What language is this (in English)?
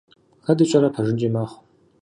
Kabardian